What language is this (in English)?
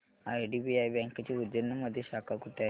Marathi